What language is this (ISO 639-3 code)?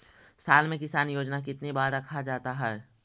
mag